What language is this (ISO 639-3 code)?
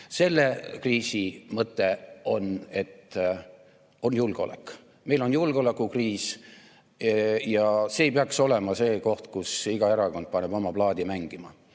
est